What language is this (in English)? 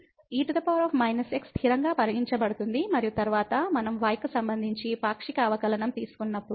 Telugu